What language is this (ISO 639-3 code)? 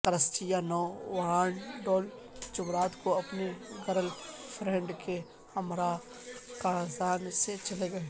urd